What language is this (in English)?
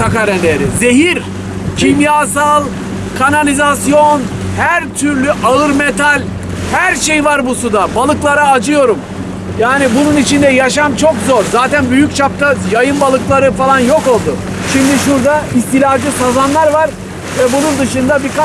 Turkish